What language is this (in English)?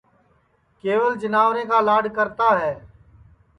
Sansi